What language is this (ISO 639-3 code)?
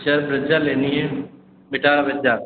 hin